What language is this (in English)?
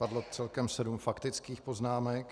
Czech